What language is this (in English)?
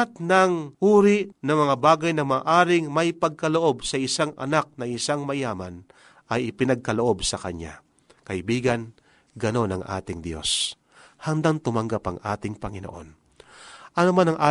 Filipino